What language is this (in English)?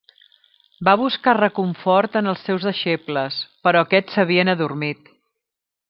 Catalan